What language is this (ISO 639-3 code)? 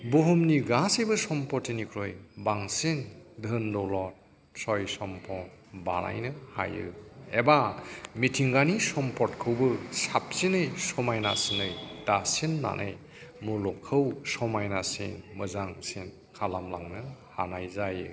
brx